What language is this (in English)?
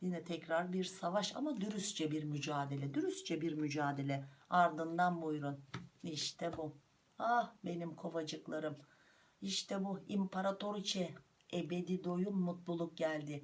Turkish